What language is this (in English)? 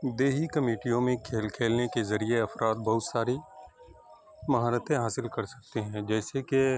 Urdu